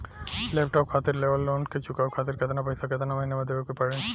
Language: Bhojpuri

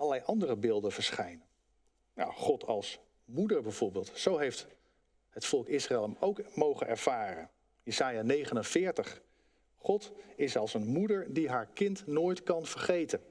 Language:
Dutch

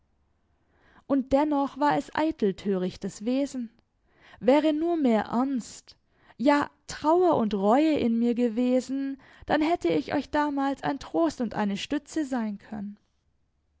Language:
German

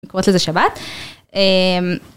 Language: Hebrew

